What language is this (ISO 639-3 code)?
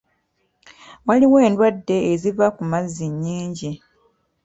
lug